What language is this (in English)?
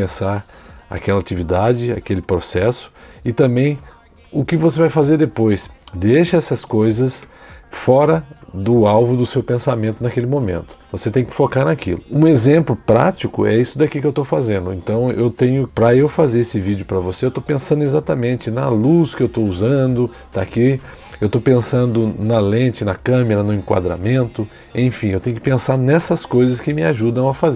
Portuguese